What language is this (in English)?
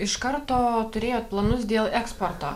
Lithuanian